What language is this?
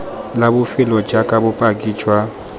Tswana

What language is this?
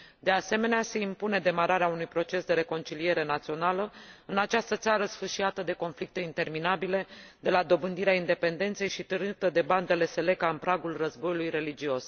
Romanian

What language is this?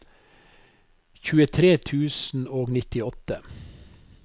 Norwegian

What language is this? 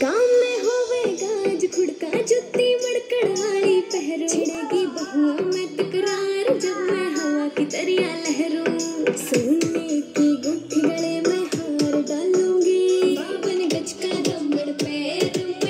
Romanian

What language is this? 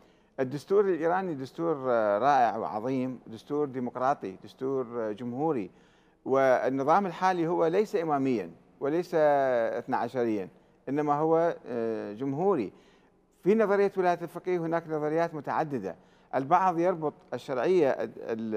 Arabic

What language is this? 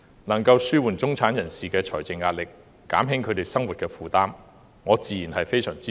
Cantonese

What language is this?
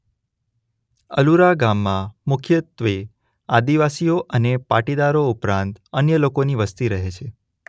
Gujarati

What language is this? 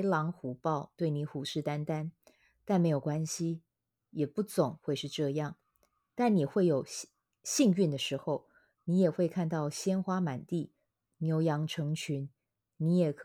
Chinese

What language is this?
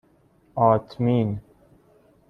Persian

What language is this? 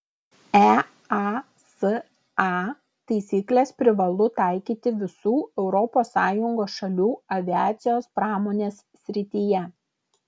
Lithuanian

